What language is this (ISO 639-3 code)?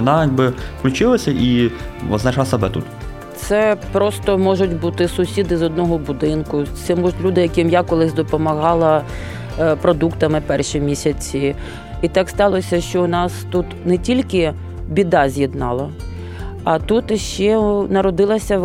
ukr